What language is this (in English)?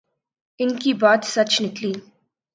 Urdu